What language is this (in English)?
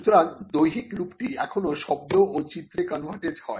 Bangla